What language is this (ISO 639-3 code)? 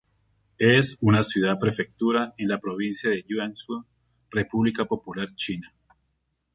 spa